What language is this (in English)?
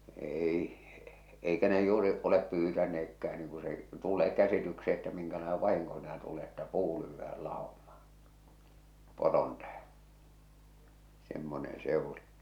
Finnish